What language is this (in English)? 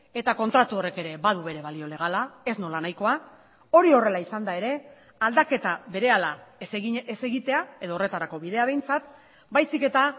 Basque